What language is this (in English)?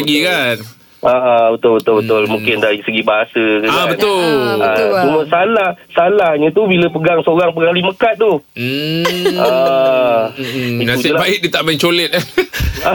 Malay